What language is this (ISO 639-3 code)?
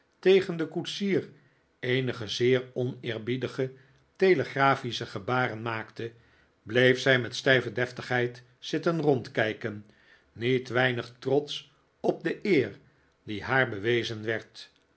nld